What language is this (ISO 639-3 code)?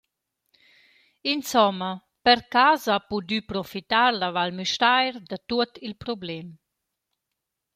roh